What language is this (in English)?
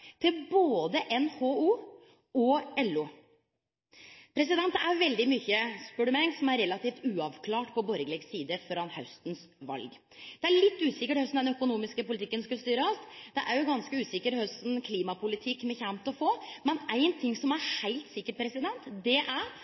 Norwegian Nynorsk